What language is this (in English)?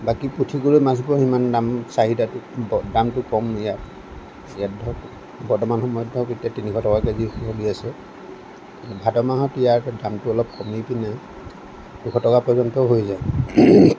Assamese